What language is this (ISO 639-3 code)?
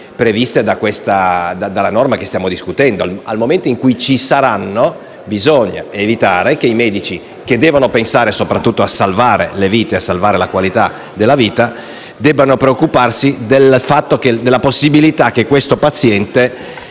ita